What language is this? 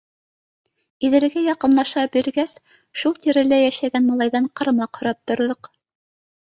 Bashkir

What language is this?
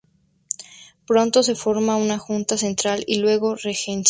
Spanish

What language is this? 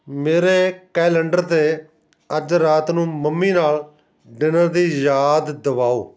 Punjabi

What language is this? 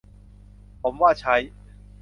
Thai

